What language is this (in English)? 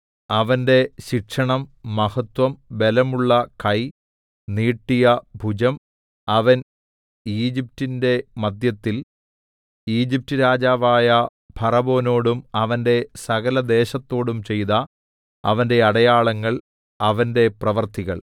Malayalam